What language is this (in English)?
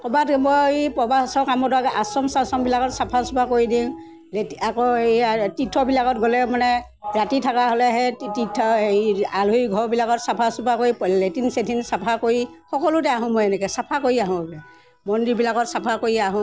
Assamese